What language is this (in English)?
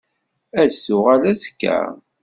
Kabyle